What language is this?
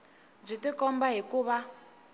Tsonga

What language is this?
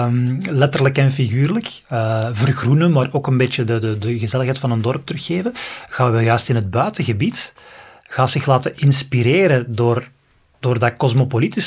Dutch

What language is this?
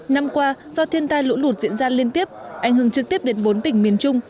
Vietnamese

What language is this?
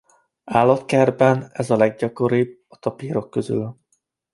Hungarian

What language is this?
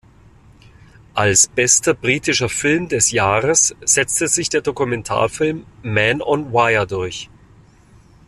German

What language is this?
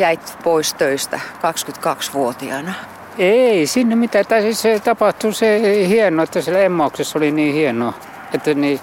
Finnish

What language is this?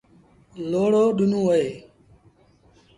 Sindhi Bhil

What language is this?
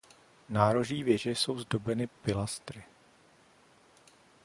Czech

